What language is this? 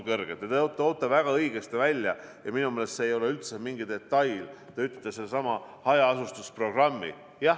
Estonian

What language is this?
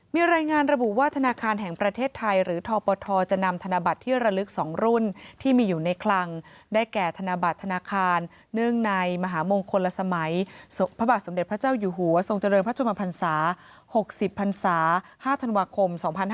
Thai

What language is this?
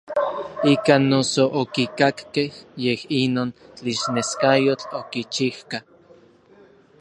Orizaba Nahuatl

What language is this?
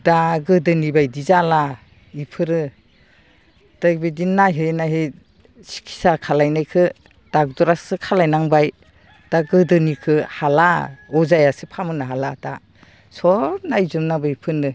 Bodo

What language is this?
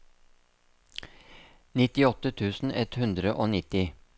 Norwegian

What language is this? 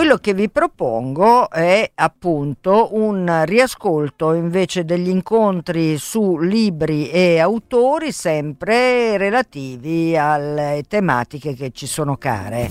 Italian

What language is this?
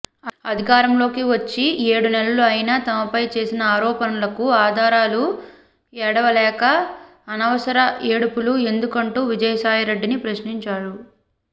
Telugu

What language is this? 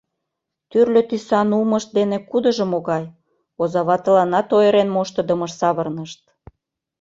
Mari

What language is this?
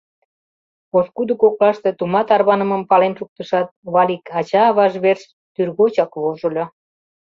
Mari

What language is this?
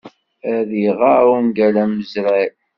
Kabyle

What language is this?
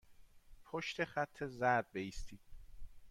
Persian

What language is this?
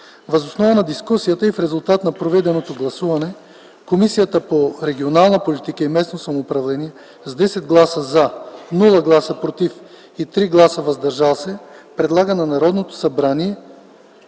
Bulgarian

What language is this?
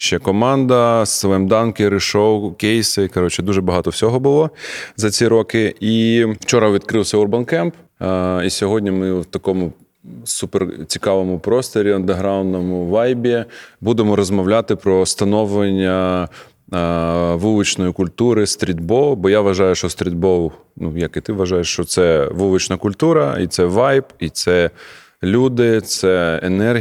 Ukrainian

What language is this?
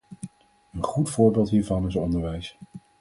Dutch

